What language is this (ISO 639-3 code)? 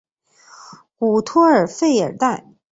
zho